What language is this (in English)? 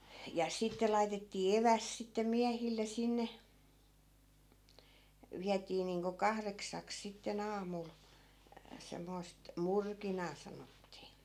Finnish